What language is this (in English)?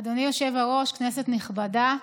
Hebrew